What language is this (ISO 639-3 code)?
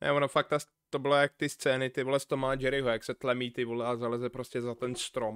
ces